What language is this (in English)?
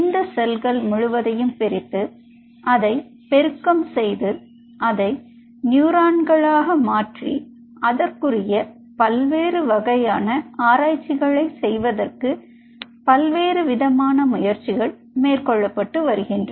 Tamil